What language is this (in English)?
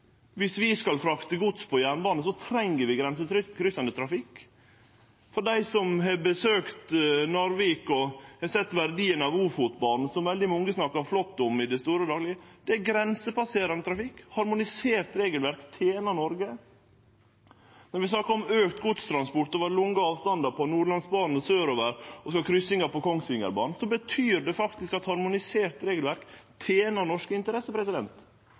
Norwegian Nynorsk